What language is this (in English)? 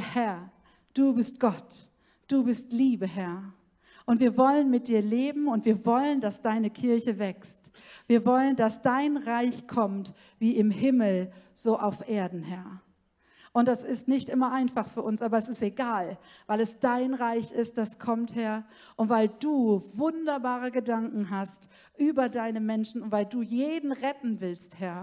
German